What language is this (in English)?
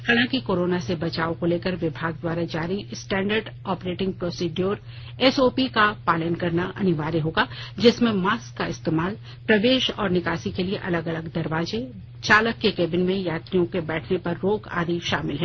Hindi